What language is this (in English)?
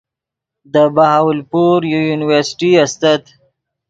Yidgha